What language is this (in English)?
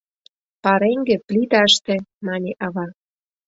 Mari